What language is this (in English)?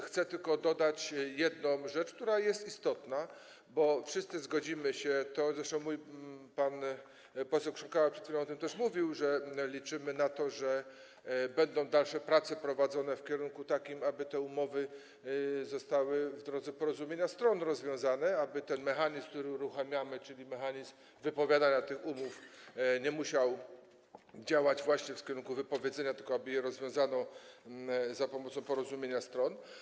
Polish